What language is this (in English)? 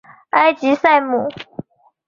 Chinese